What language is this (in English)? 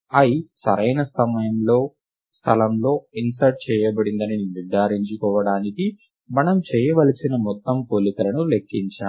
Telugu